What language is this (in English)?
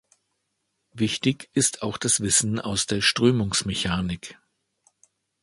German